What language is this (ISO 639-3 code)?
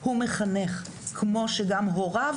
heb